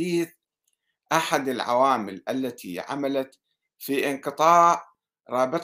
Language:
Arabic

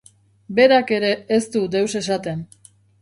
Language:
Basque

